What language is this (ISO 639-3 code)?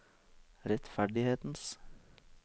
nor